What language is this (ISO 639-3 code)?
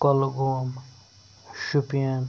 kas